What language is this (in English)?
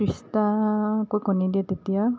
Assamese